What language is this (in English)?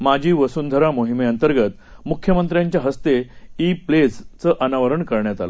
Marathi